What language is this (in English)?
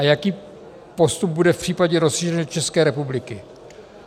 Czech